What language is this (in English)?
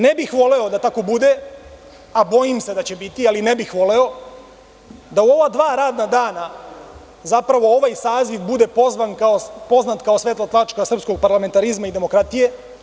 Serbian